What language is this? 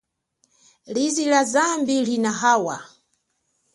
Chokwe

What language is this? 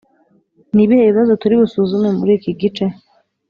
Kinyarwanda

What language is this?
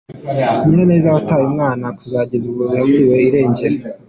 Kinyarwanda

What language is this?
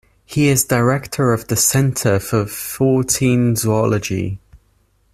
English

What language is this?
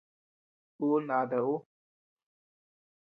Tepeuxila Cuicatec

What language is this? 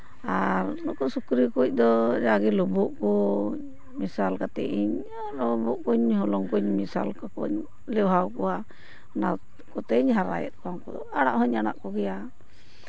Santali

